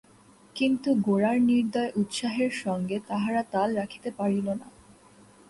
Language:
Bangla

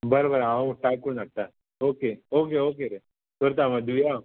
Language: Konkani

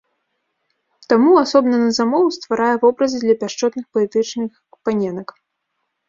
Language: Belarusian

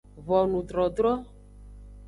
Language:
Aja (Benin)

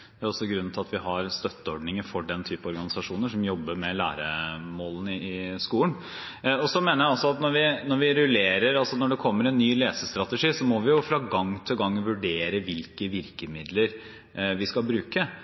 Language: Norwegian Bokmål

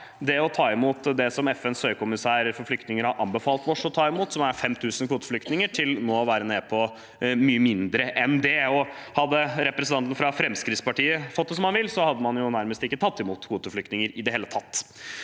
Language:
Norwegian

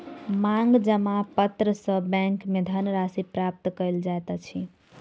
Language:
Maithili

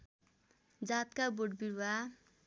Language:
Nepali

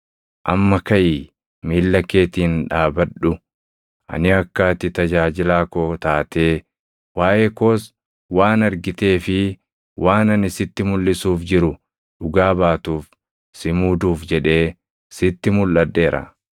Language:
Oromo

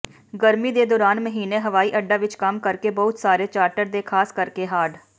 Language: Punjabi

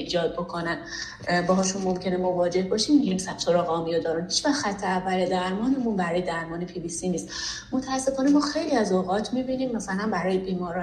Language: Persian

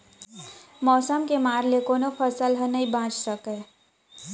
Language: Chhattisgarhi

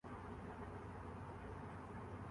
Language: Urdu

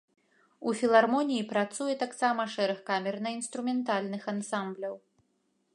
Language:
Belarusian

